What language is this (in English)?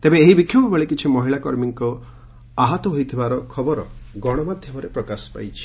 Odia